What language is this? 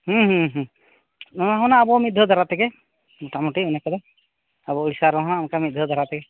Santali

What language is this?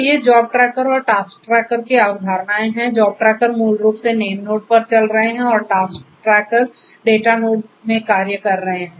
Hindi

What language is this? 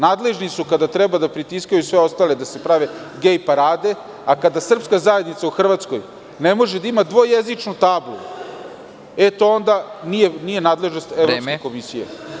Serbian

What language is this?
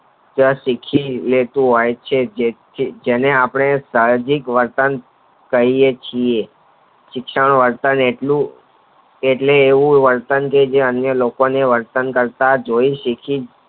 Gujarati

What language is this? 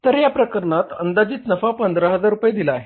Marathi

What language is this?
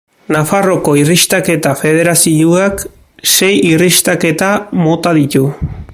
Basque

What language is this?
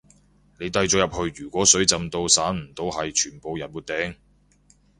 Cantonese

